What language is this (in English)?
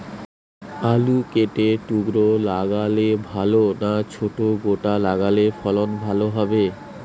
Bangla